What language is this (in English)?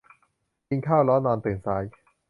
Thai